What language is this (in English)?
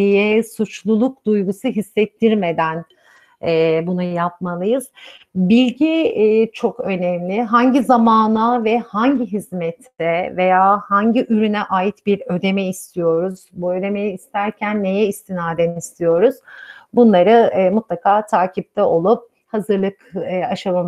Turkish